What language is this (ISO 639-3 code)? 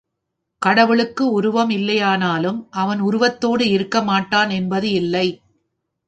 tam